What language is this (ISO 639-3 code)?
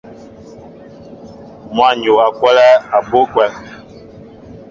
mbo